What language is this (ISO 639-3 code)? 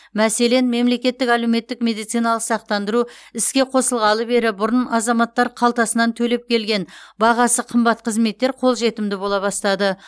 kaz